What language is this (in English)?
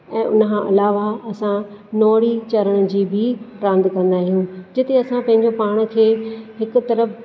Sindhi